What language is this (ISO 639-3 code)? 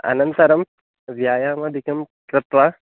san